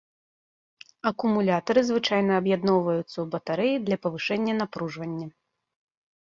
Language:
Belarusian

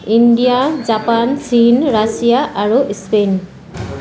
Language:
Assamese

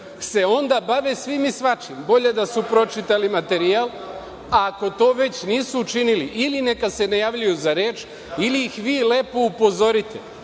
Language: Serbian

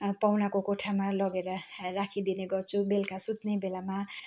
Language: Nepali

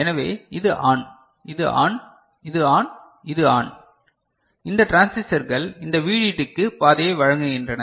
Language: Tamil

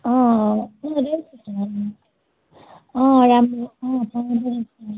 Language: Nepali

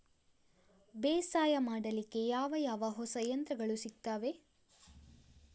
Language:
Kannada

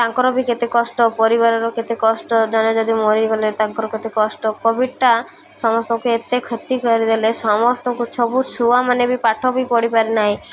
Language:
Odia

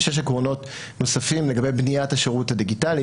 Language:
Hebrew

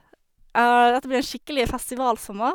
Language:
Norwegian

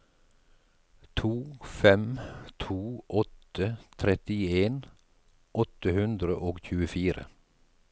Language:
Norwegian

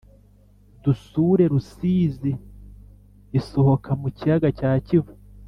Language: Kinyarwanda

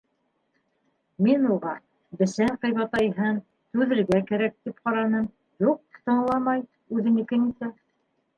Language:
Bashkir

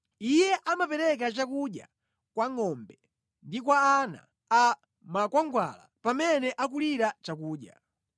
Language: Nyanja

